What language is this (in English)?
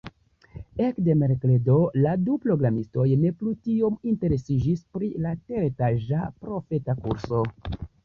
Esperanto